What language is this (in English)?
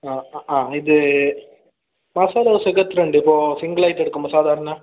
Malayalam